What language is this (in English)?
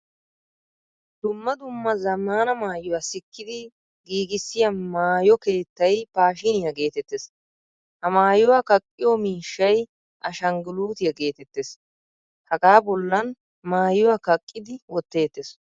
Wolaytta